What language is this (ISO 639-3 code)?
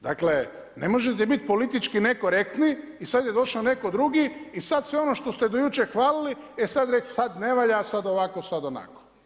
hrv